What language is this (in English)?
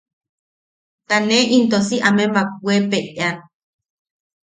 Yaqui